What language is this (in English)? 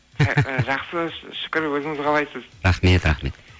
Kazakh